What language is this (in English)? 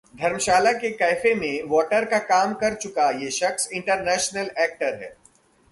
Hindi